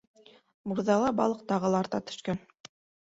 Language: Bashkir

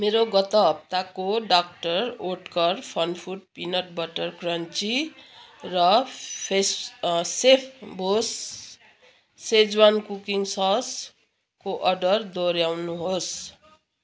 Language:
Nepali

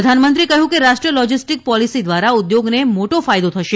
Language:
Gujarati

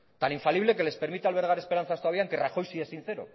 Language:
Spanish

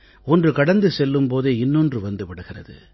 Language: Tamil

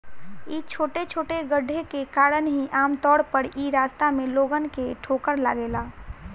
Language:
Bhojpuri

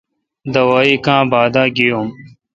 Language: Kalkoti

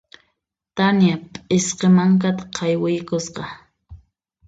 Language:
Puno Quechua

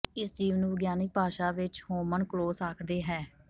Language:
Punjabi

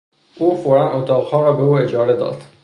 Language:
Persian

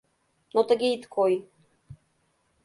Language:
Mari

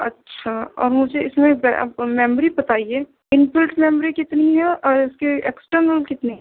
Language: Urdu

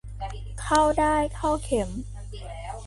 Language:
Thai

